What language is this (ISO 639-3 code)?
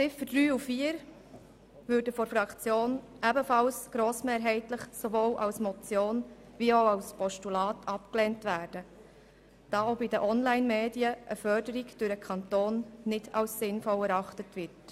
gsw